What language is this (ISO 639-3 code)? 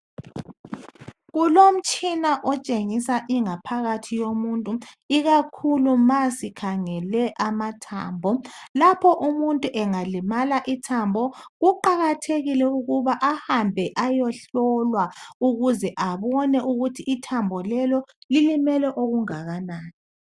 nde